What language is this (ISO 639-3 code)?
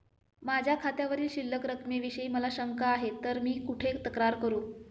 mar